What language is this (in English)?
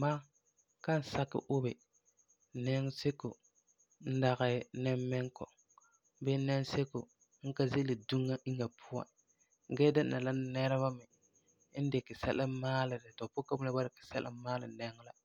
Frafra